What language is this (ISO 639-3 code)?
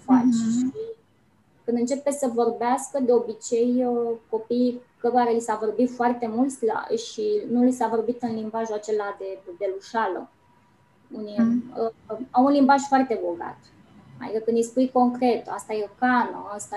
ron